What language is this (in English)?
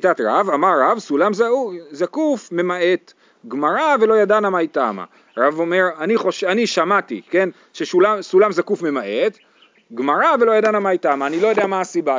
Hebrew